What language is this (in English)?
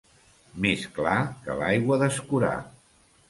Catalan